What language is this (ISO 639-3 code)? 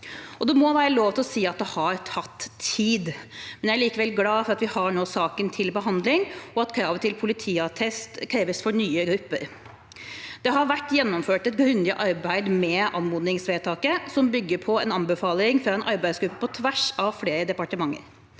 nor